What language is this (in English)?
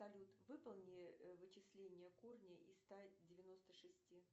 Russian